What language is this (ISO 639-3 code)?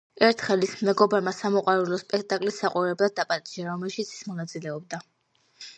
kat